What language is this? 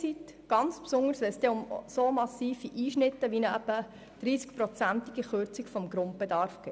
Swiss German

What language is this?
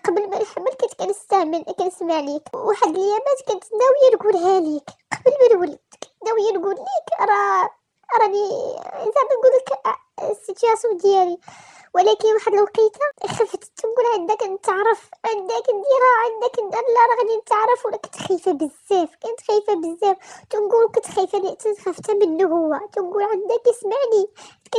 Arabic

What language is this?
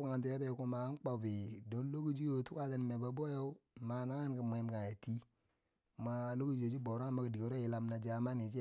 Bangwinji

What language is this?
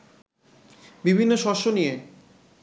Bangla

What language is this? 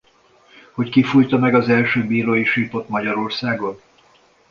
Hungarian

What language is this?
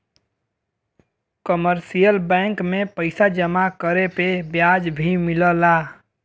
Bhojpuri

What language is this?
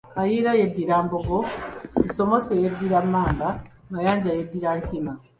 Ganda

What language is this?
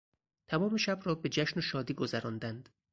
Persian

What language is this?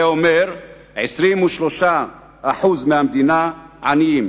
Hebrew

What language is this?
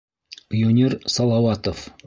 Bashkir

